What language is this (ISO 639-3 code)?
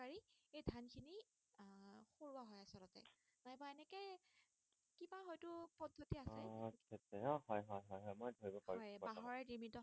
asm